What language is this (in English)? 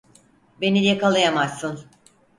Turkish